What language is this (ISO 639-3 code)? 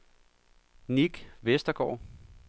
dan